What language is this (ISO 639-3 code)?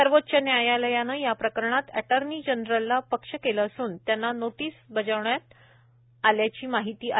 mar